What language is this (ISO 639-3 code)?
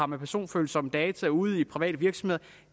dan